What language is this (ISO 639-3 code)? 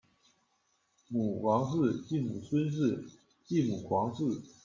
zho